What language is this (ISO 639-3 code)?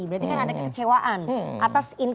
ind